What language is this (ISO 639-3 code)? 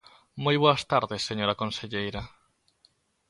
glg